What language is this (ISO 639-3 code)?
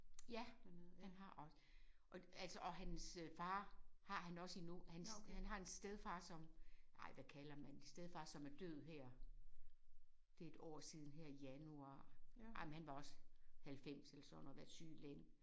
dan